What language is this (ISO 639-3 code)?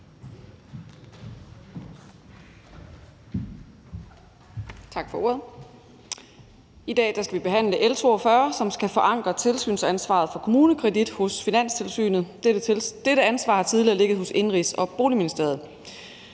dan